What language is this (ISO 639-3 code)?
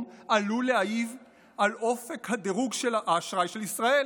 heb